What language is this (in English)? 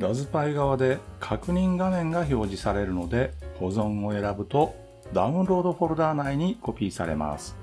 Japanese